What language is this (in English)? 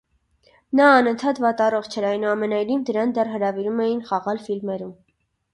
Armenian